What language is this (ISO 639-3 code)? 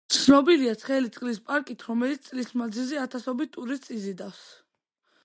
kat